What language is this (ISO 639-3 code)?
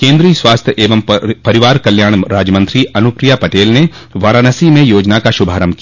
hin